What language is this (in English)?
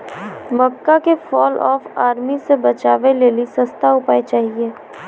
Maithili